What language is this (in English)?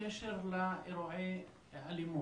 Hebrew